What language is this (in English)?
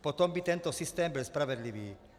Czech